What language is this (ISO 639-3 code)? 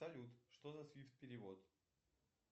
rus